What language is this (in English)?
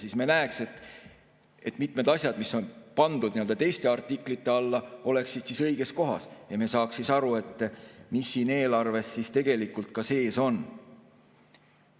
Estonian